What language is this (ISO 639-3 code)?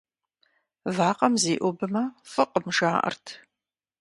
kbd